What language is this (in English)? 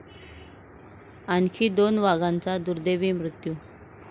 Marathi